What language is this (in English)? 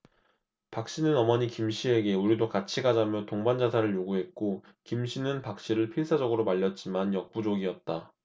Korean